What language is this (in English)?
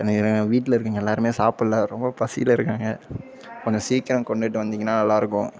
Tamil